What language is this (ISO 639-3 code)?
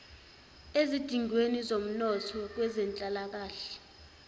zul